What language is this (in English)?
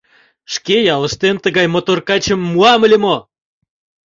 Mari